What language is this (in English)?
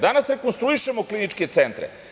Serbian